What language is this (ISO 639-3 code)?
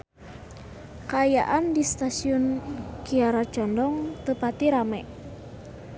sun